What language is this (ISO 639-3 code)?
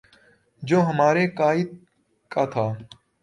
urd